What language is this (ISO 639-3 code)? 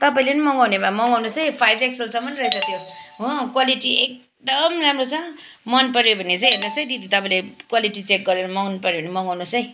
nep